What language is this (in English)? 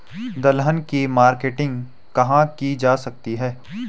Hindi